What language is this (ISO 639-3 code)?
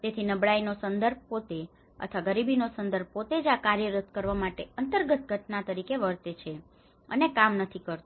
guj